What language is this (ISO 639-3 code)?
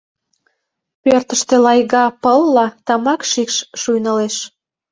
chm